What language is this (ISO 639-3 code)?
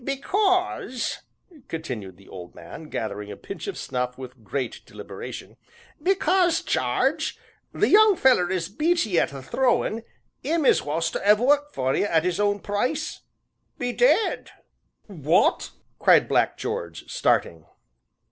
eng